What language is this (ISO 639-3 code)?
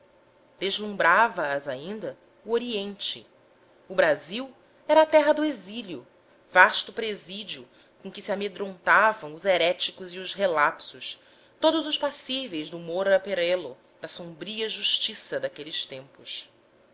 por